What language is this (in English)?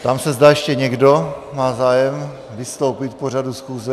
Czech